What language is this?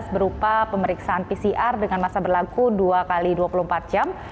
Indonesian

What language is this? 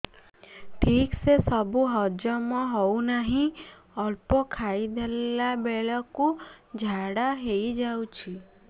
Odia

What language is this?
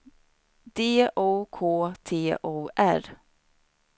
Swedish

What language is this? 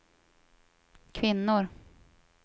Swedish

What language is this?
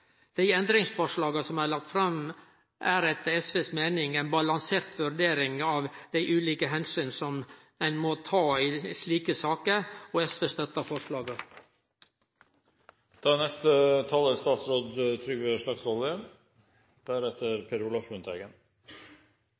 Norwegian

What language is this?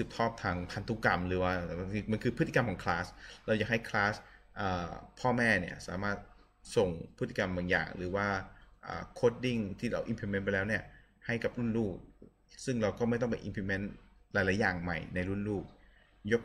Thai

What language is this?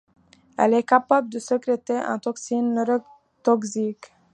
French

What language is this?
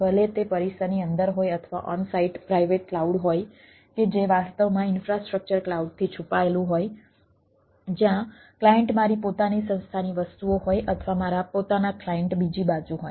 Gujarati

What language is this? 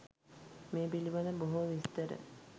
Sinhala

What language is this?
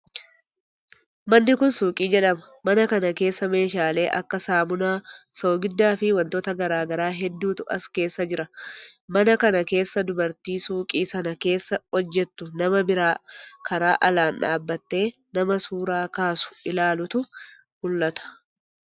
Oromo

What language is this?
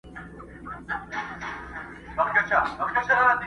Pashto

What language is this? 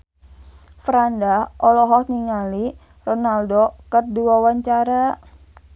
Sundanese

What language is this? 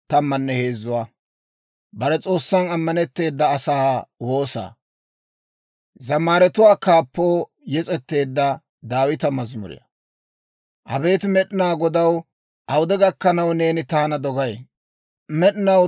Dawro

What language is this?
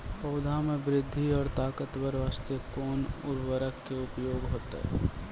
Maithili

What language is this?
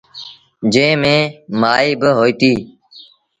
Sindhi Bhil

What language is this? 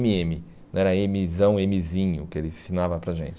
Portuguese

